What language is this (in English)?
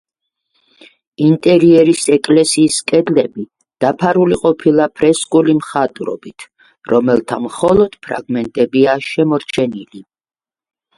Georgian